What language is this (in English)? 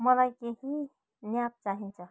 Nepali